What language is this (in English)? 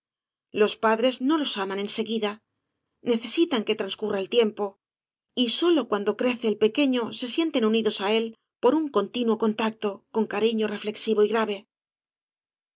Spanish